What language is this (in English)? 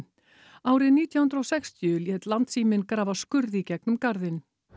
Icelandic